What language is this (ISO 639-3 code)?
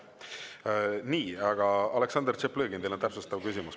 est